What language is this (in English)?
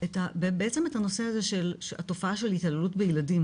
Hebrew